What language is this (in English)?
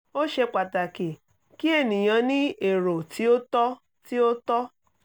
Yoruba